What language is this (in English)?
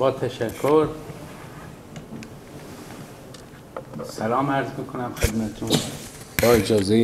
Persian